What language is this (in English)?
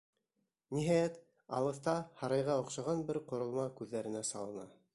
Bashkir